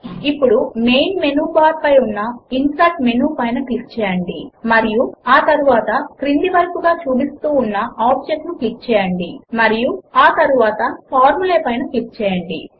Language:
Telugu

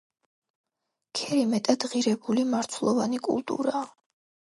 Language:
Georgian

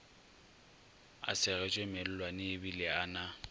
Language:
Northern Sotho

